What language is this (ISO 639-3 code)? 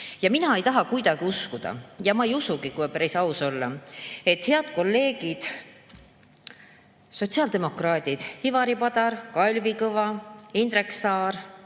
est